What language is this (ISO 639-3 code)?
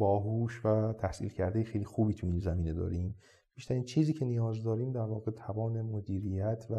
fas